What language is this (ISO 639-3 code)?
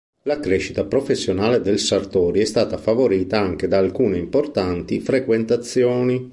ita